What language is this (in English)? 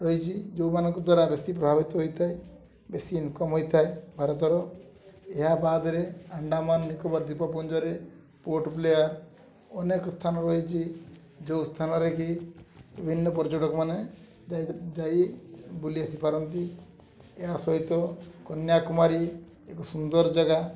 Odia